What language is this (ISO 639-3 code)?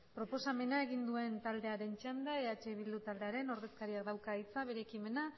eus